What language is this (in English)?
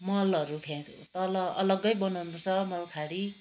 Nepali